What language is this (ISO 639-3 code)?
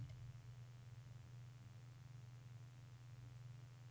nor